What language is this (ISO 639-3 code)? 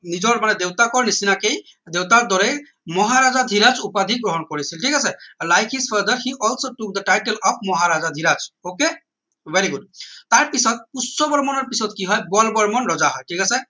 asm